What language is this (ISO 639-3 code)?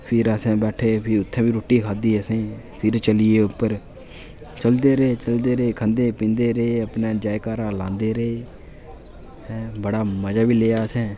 doi